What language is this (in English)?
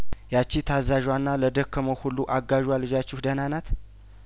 Amharic